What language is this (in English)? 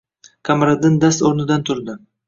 Uzbek